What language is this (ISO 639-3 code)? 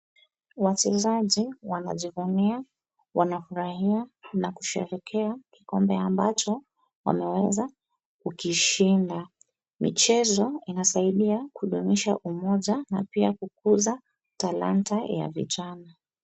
swa